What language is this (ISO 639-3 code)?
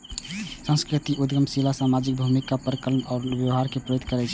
mai